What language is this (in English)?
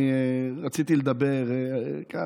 Hebrew